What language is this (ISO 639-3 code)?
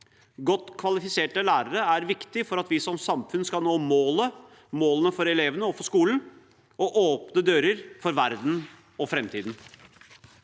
nor